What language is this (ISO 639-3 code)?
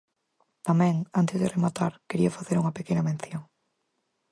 glg